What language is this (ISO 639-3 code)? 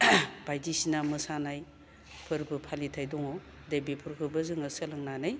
brx